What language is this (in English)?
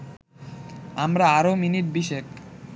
Bangla